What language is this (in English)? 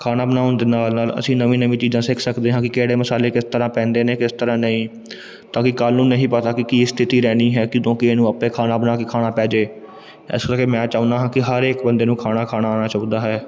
Punjabi